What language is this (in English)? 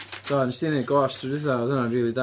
Welsh